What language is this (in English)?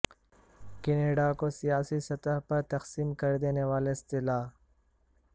Urdu